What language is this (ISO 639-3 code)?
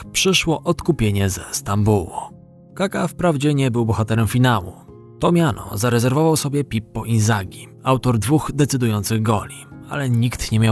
pol